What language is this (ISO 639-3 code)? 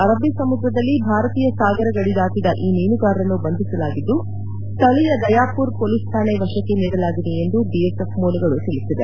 kan